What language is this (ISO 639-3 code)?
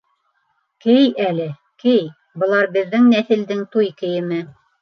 bak